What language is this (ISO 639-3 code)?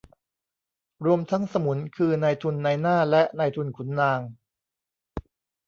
tha